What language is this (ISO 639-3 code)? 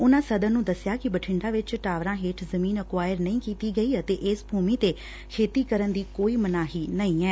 pan